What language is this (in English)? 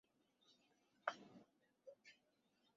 Bangla